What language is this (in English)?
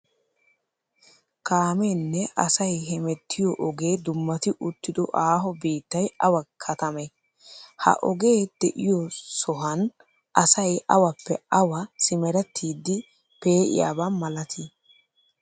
Wolaytta